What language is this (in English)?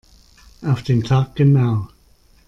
German